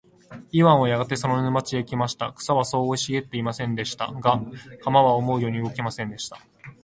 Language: Japanese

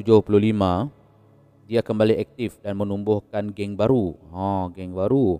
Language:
Malay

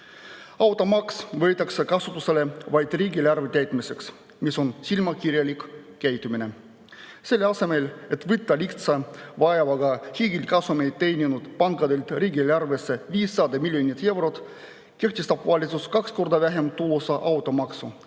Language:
Estonian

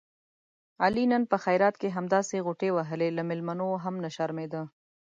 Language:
Pashto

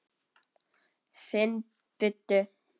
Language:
Icelandic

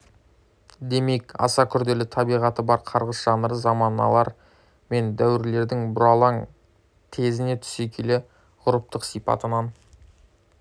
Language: Kazakh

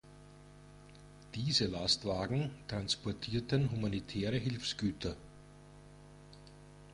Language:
German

